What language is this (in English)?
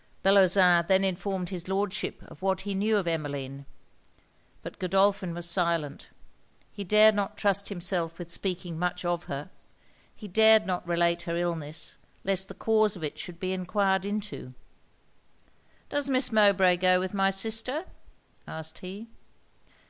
English